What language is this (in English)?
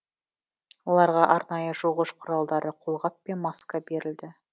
Kazakh